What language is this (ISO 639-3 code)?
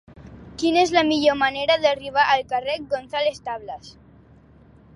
cat